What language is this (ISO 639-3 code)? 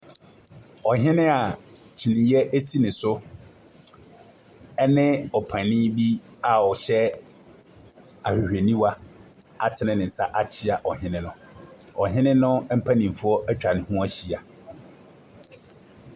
aka